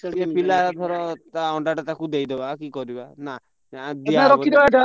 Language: Odia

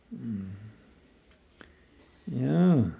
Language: Finnish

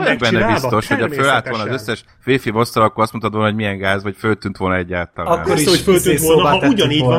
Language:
Hungarian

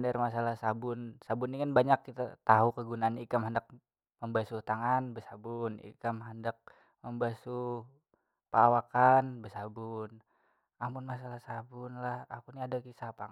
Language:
Banjar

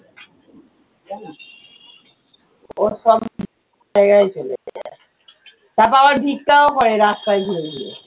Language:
Bangla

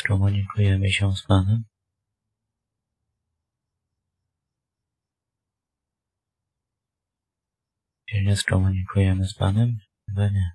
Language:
Polish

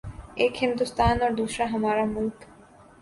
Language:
Urdu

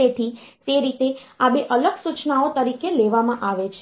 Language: Gujarati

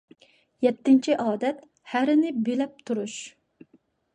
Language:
Uyghur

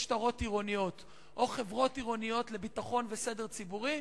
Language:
Hebrew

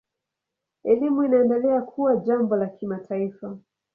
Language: Swahili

